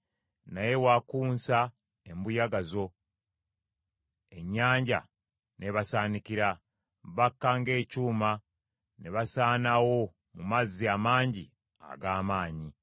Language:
Ganda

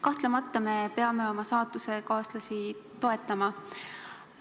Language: Estonian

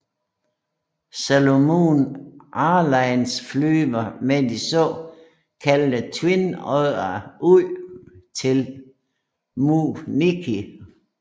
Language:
Danish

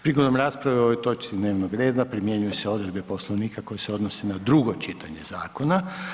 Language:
Croatian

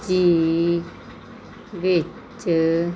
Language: Punjabi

